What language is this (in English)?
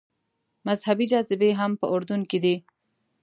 Pashto